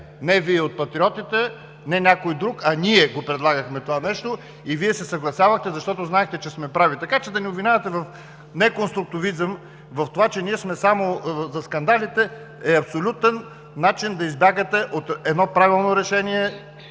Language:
Bulgarian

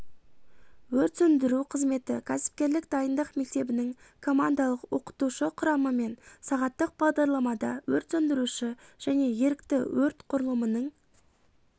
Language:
Kazakh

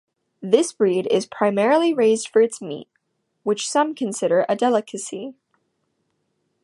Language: English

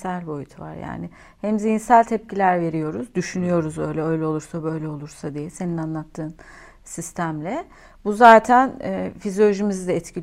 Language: Turkish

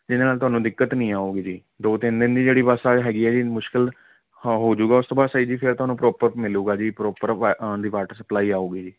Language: Punjabi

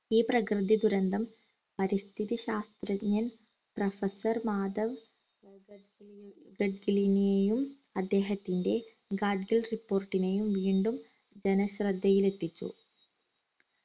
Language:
Malayalam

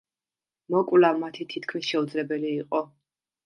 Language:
Georgian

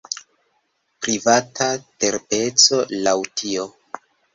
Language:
Esperanto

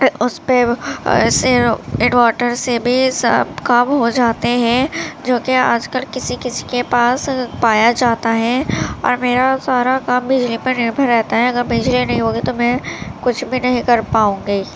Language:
Urdu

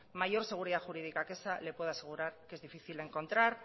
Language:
Spanish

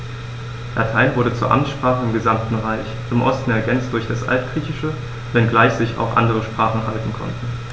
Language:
German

